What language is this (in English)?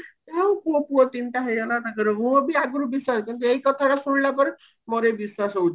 Odia